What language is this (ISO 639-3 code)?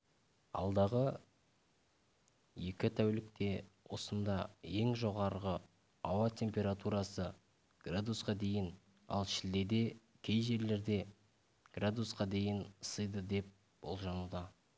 kaz